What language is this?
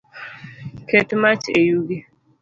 Luo (Kenya and Tanzania)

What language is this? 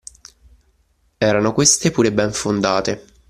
Italian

